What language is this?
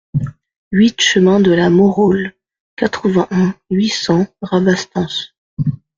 French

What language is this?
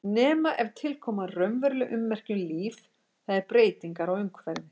Icelandic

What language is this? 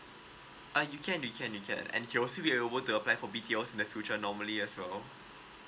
English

